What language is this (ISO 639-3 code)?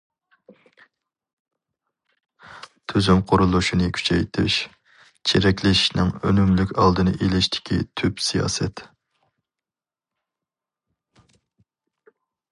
uig